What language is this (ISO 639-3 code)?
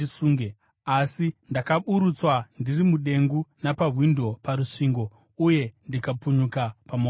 sna